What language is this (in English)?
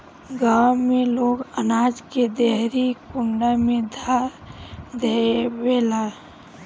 Bhojpuri